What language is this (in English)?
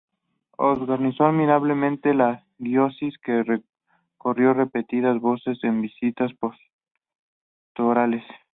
Spanish